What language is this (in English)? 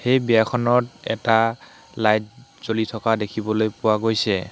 Assamese